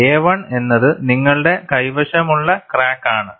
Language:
Malayalam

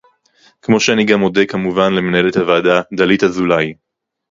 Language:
Hebrew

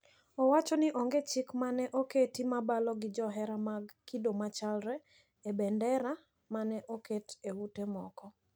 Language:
Luo (Kenya and Tanzania)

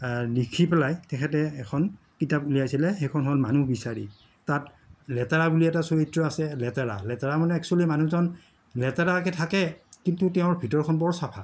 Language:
Assamese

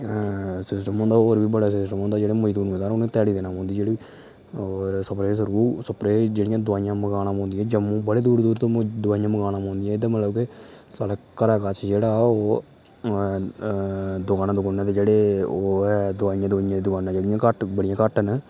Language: Dogri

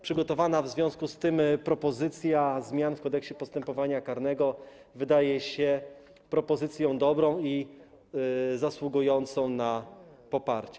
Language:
Polish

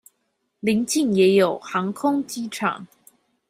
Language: Chinese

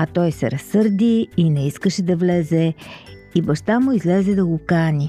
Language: Bulgarian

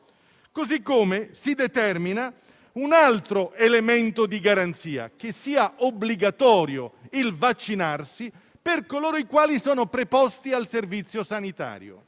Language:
Italian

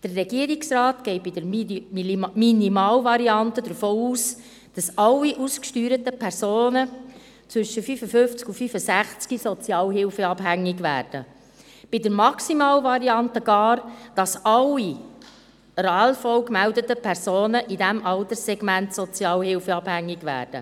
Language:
Swiss German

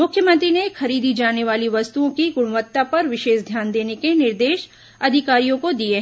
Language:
Hindi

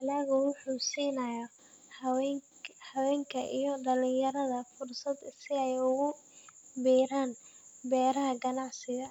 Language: Somali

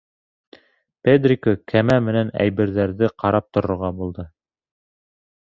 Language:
Bashkir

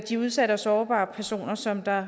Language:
Danish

